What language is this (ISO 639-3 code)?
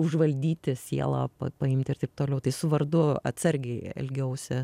lit